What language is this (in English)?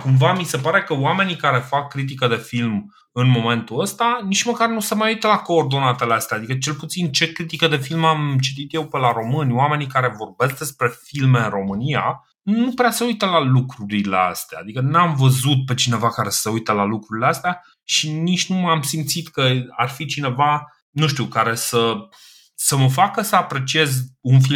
Romanian